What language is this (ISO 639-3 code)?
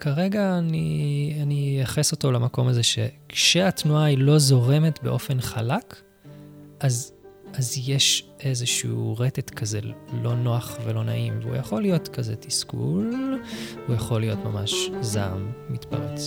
heb